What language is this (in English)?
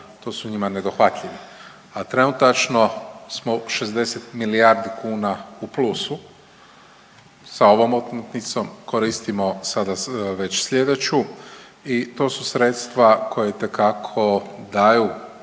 Croatian